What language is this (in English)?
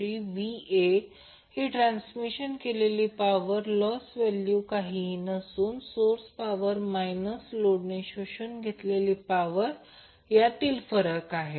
Marathi